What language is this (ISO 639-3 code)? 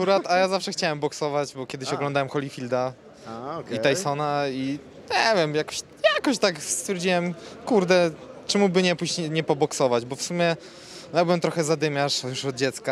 pol